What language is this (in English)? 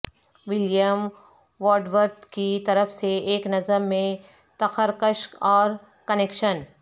Urdu